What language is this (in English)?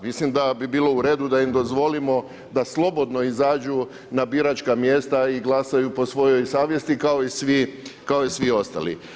Croatian